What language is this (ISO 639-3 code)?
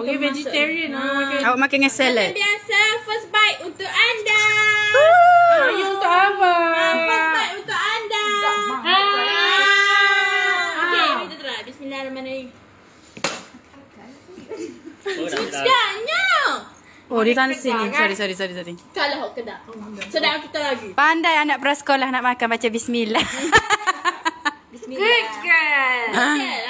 msa